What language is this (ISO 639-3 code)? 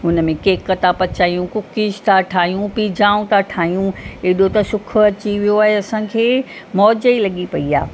snd